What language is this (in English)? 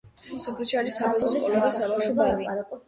Georgian